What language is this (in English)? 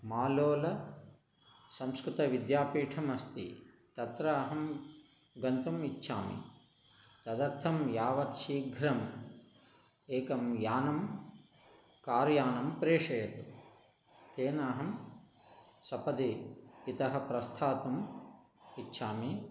Sanskrit